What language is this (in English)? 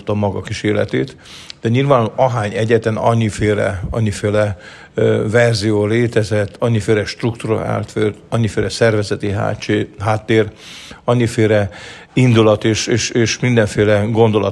Hungarian